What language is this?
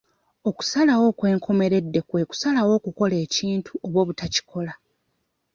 Ganda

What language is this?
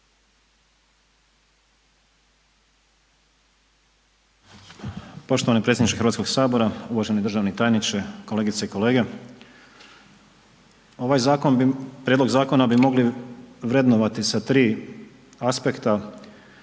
Croatian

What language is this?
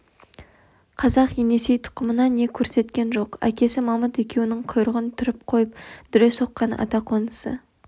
Kazakh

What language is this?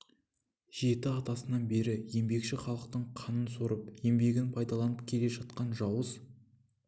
Kazakh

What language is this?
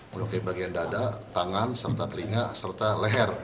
Indonesian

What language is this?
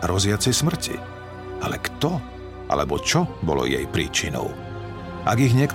Slovak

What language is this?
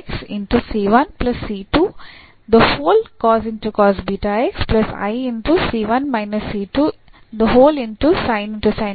Kannada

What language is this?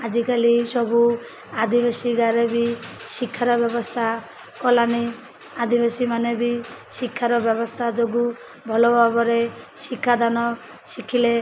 Odia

